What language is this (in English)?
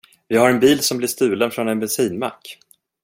Swedish